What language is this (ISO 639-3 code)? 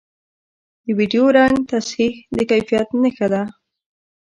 pus